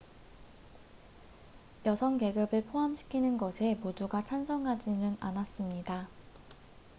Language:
Korean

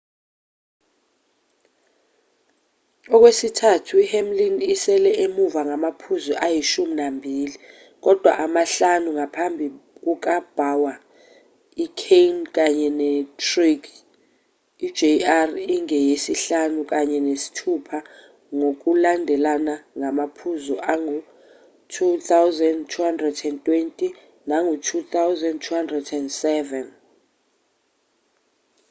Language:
Zulu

